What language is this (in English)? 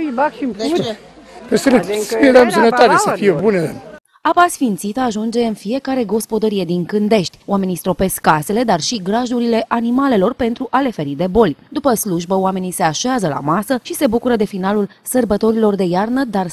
Romanian